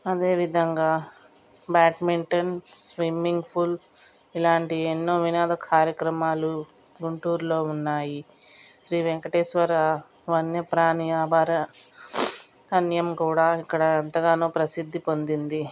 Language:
Telugu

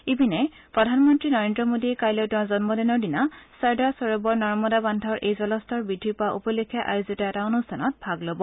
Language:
Assamese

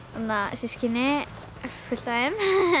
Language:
Icelandic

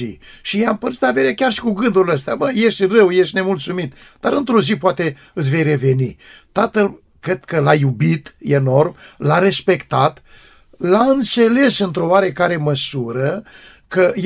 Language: Romanian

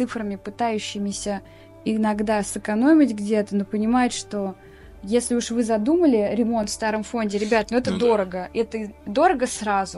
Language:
Russian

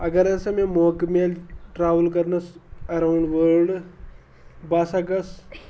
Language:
Kashmiri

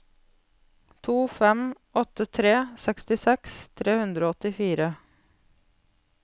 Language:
Norwegian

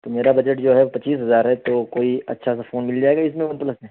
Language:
Urdu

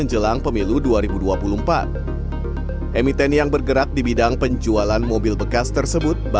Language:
Indonesian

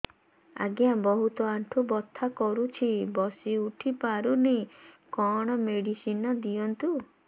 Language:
Odia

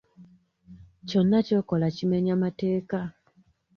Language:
Ganda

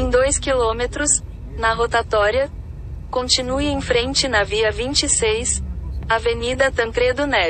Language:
Portuguese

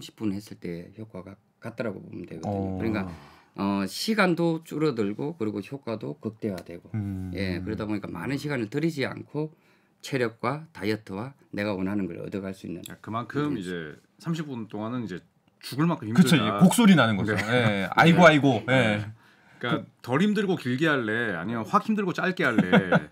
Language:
Korean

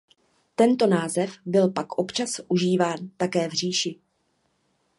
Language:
Czech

